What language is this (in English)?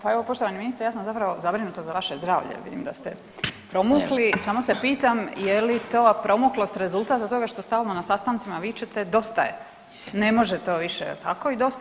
Croatian